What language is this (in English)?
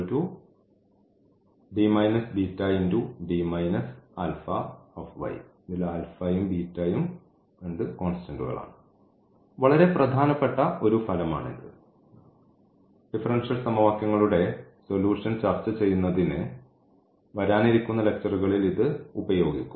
Malayalam